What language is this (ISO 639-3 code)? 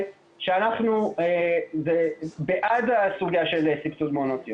heb